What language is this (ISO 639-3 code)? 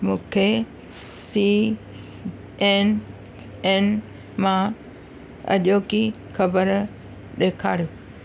snd